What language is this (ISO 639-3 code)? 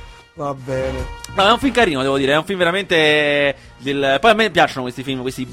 ita